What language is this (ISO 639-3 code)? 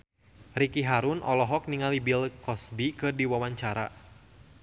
sun